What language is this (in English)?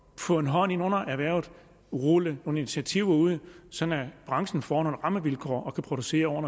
Danish